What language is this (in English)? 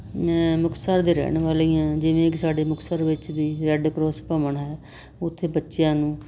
Punjabi